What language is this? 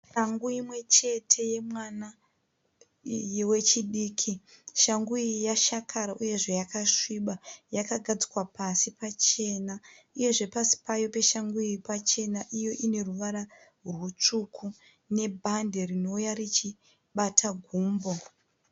Shona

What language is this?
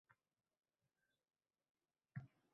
Uzbek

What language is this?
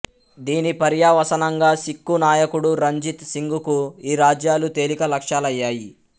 Telugu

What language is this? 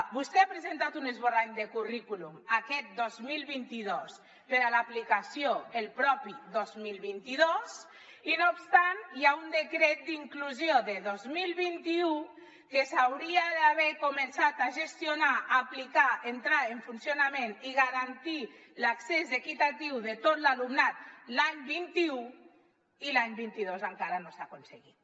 Catalan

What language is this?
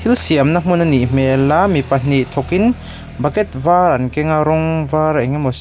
Mizo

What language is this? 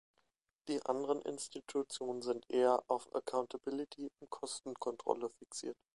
German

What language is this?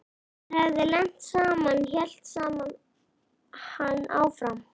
Icelandic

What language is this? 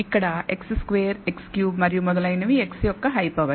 Telugu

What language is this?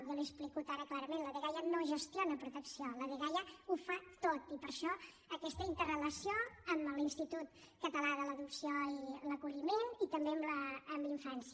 Catalan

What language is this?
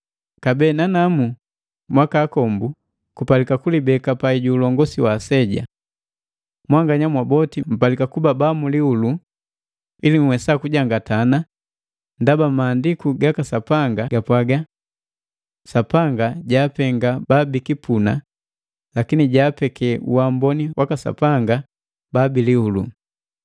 Matengo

